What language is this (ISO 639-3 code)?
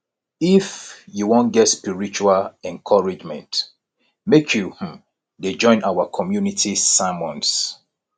pcm